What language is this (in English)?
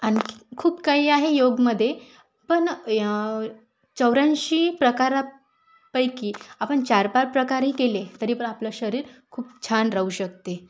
Marathi